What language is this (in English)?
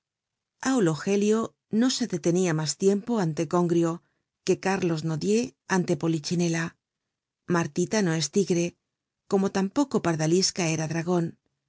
Spanish